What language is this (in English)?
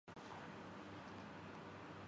Urdu